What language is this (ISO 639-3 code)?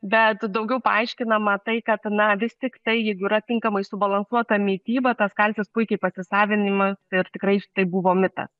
lit